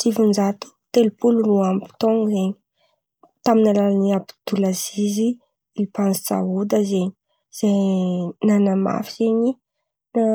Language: Antankarana Malagasy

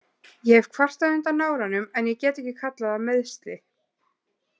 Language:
Icelandic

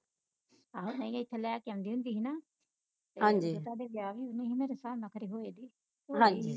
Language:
Punjabi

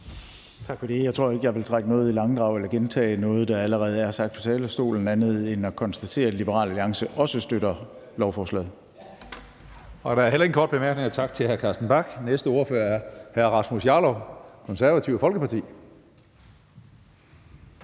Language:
Danish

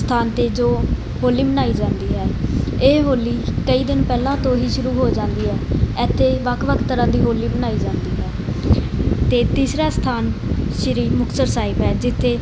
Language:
Punjabi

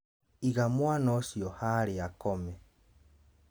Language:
Kikuyu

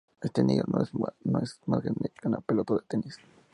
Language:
Spanish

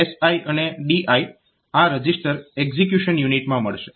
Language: Gujarati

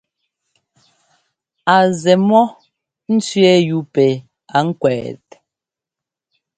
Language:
Ngomba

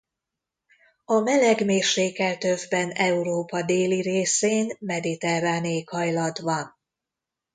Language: Hungarian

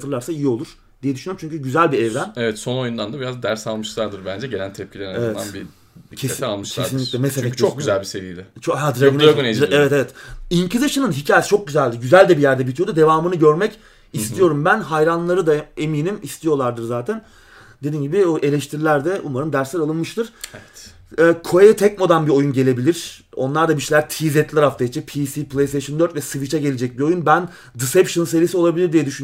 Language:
Turkish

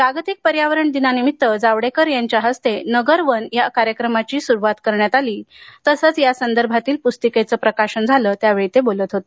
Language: Marathi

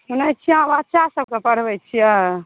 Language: Maithili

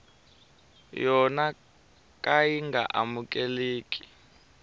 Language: Tsonga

